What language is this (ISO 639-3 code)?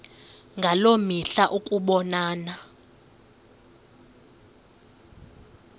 xho